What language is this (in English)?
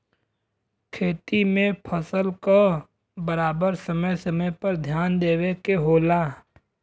Bhojpuri